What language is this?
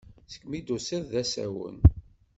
Kabyle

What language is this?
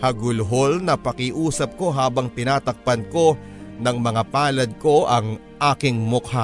Filipino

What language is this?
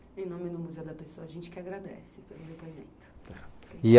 Portuguese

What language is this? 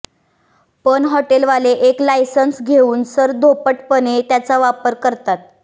Marathi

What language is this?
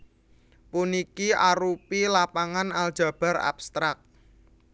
Javanese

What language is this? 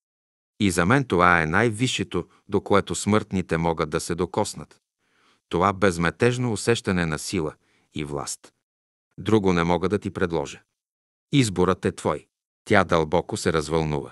Bulgarian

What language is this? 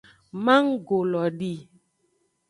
Aja (Benin)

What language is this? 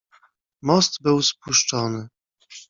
Polish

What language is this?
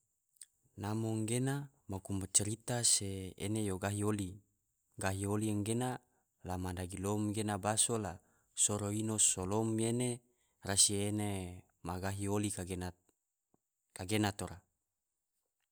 Tidore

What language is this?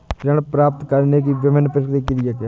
Hindi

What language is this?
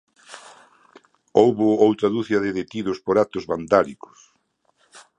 Galician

